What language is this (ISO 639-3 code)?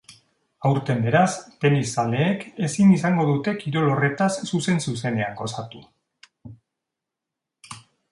eus